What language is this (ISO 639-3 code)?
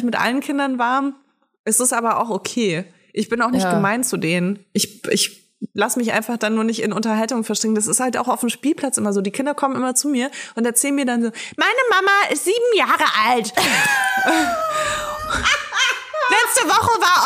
deu